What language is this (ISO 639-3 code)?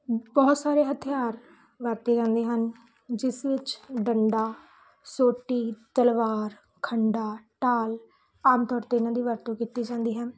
pan